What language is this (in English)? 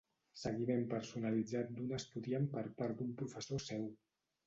Catalan